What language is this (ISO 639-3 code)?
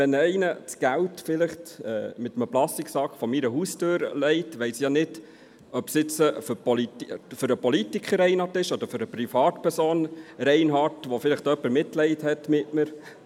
gsw